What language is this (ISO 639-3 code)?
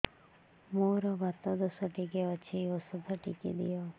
ori